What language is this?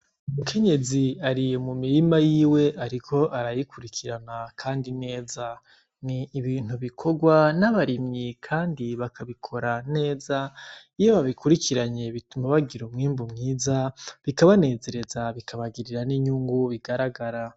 Rundi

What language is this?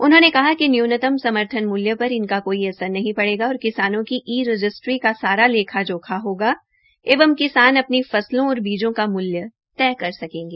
Hindi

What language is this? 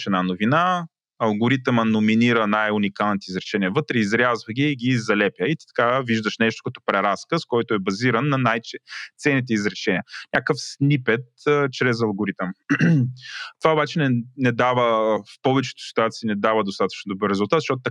Bulgarian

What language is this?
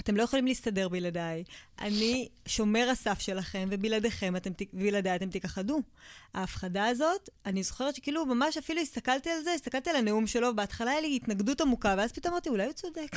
Hebrew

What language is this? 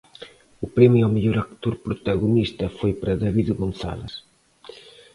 Galician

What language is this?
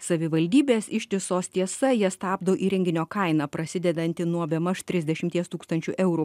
Lithuanian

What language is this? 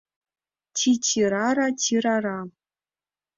Mari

